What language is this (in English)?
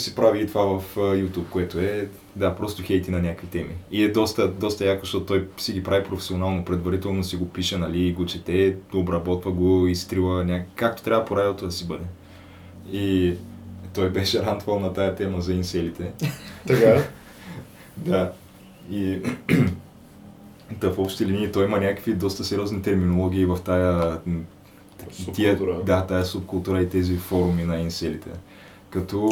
Bulgarian